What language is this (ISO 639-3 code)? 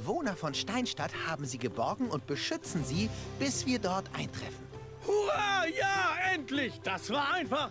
deu